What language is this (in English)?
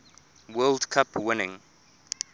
English